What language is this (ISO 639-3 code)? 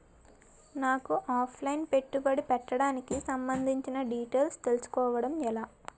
tel